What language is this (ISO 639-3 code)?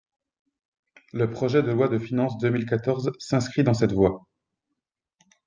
fra